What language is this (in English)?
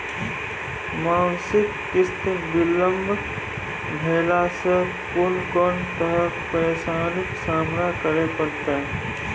Maithili